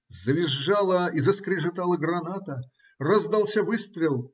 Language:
Russian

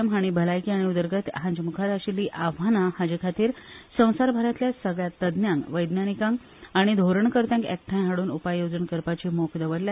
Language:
Konkani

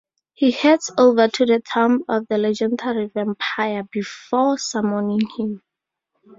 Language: English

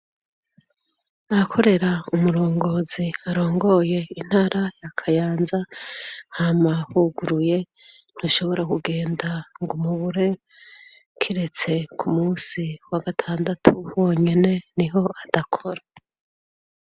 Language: Rundi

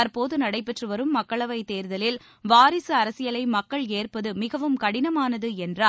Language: Tamil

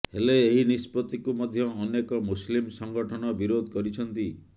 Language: Odia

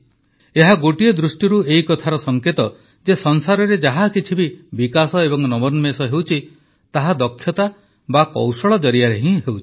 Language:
Odia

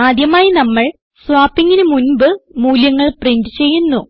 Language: Malayalam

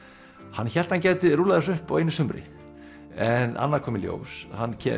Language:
Icelandic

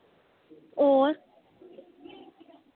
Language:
Dogri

